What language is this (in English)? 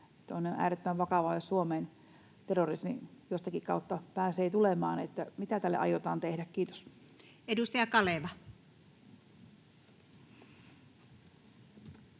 Finnish